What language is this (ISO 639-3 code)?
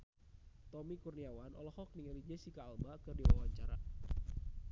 sun